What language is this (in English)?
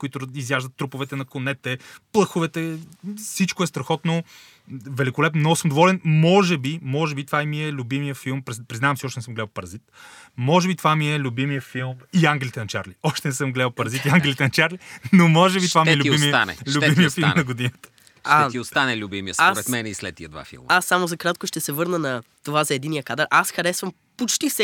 Bulgarian